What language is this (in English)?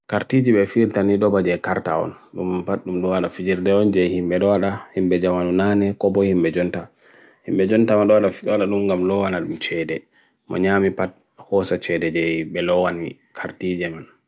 Bagirmi Fulfulde